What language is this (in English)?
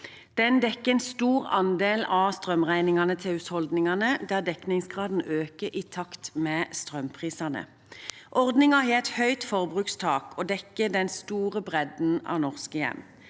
Norwegian